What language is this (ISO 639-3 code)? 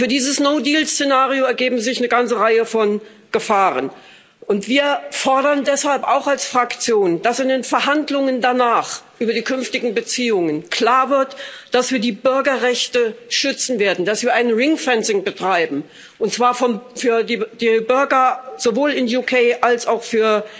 deu